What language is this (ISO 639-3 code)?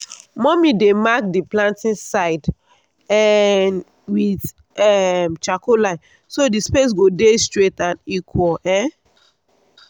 pcm